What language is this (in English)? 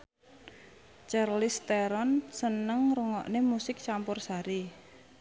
Javanese